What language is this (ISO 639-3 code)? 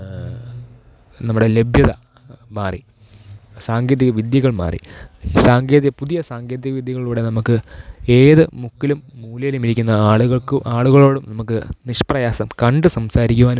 mal